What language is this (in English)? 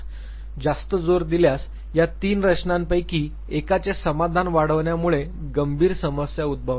Marathi